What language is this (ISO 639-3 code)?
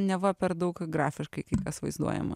lit